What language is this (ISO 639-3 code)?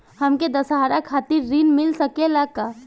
bho